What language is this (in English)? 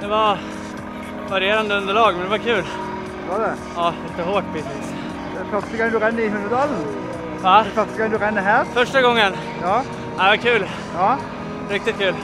Norwegian